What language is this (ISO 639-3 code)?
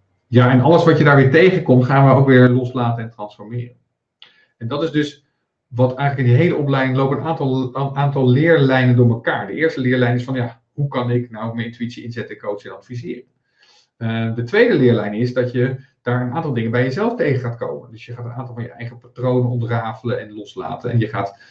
nld